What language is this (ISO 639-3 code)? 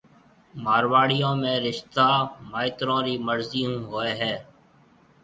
mve